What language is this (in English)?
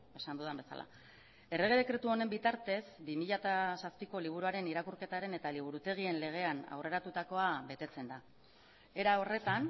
Basque